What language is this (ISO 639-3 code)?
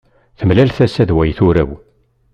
kab